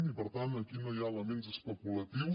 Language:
Catalan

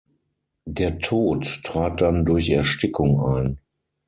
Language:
German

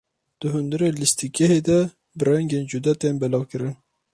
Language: Kurdish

